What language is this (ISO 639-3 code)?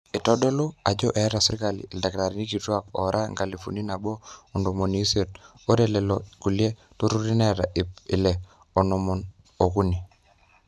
mas